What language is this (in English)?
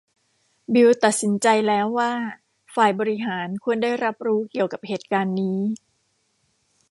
Thai